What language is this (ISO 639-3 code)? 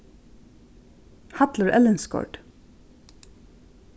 fao